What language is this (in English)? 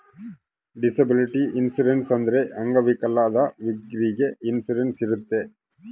Kannada